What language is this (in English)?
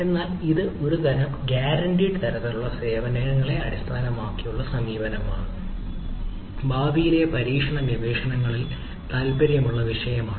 Malayalam